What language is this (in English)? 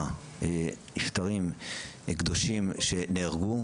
Hebrew